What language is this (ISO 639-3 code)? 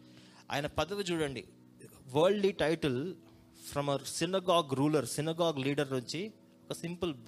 tel